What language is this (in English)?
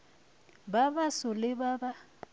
Northern Sotho